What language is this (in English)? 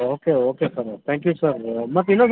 Kannada